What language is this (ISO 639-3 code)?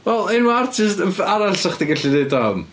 cym